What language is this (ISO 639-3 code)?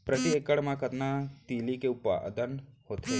hne